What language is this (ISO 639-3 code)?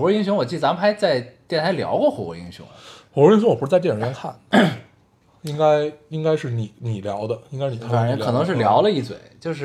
zho